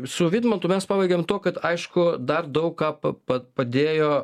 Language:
Lithuanian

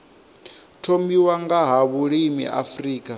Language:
Venda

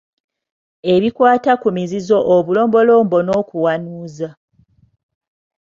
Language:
Ganda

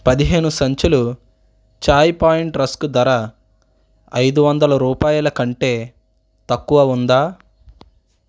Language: Telugu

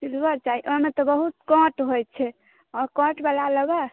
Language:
Maithili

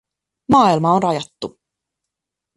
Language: Finnish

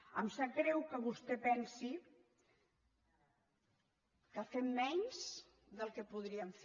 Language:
Catalan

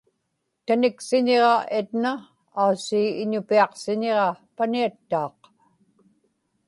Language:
Inupiaq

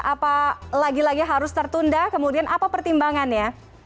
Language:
Indonesian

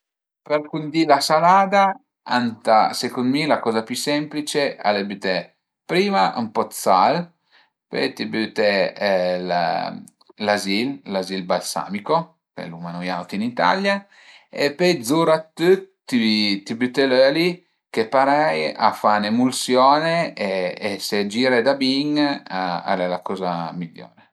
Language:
Piedmontese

